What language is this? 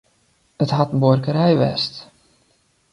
Western Frisian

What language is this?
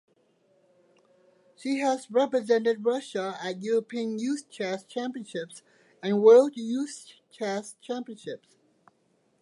English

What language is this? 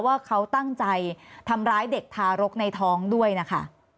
Thai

